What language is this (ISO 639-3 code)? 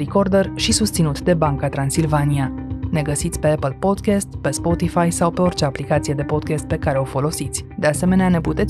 ron